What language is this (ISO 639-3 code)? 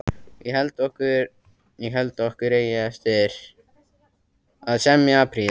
isl